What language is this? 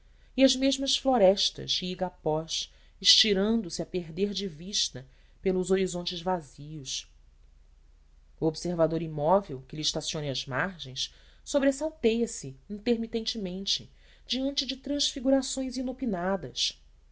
Portuguese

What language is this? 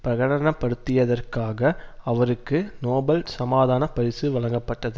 Tamil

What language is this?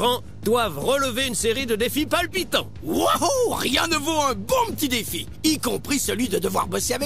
French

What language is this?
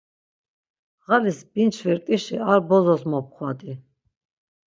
Laz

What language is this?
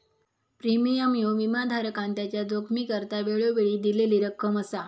Marathi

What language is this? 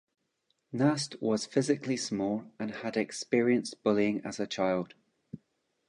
English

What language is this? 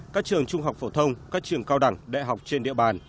Vietnamese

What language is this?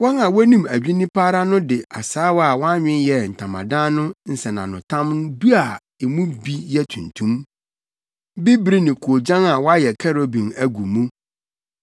Akan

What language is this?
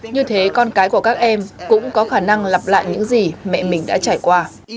Vietnamese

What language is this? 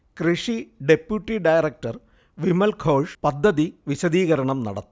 Malayalam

